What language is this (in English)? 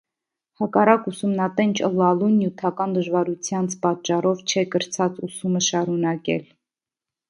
Armenian